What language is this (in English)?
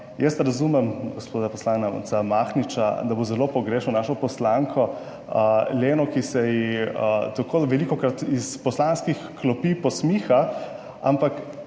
Slovenian